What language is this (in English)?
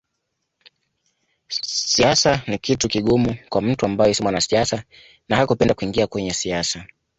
Swahili